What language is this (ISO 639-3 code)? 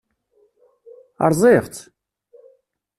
kab